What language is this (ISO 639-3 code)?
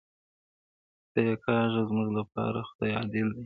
pus